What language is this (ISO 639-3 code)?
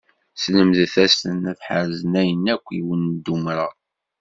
kab